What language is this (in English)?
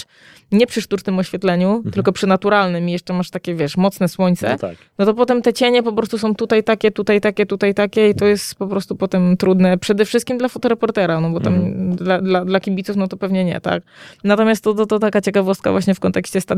Polish